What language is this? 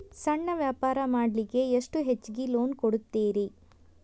Kannada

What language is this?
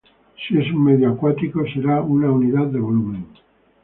Spanish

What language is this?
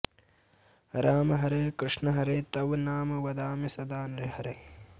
Sanskrit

